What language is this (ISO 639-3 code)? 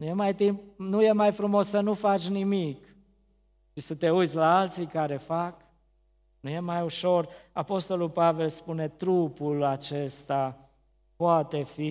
ron